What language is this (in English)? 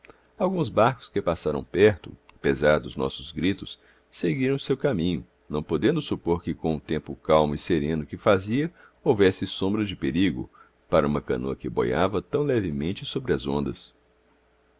Portuguese